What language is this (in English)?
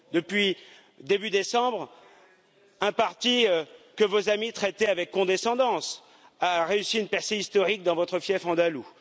French